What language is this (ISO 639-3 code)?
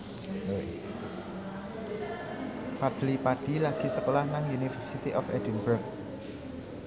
jav